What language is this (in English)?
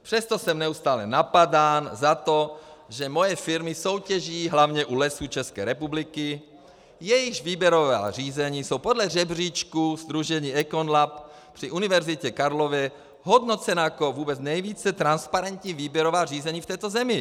Czech